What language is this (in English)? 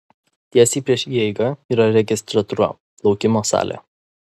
Lithuanian